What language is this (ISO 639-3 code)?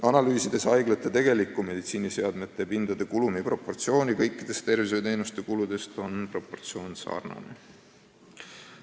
est